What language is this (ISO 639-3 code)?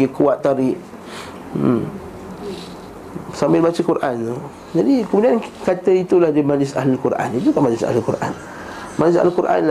msa